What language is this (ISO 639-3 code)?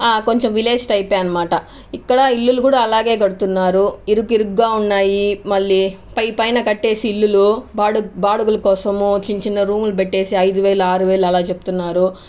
tel